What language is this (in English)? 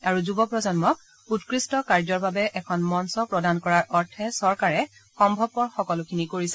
Assamese